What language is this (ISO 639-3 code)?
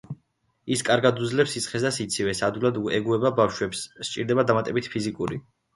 kat